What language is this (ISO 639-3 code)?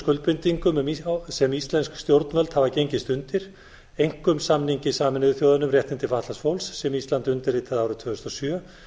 isl